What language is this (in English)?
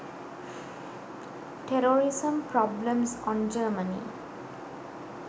Sinhala